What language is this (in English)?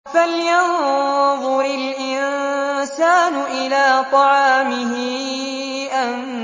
Arabic